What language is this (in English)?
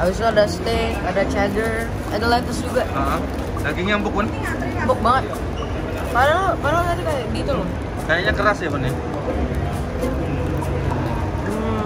Indonesian